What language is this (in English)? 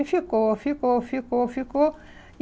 Portuguese